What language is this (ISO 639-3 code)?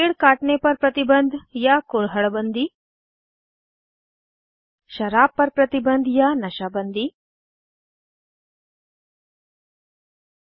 hin